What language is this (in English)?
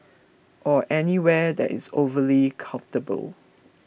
English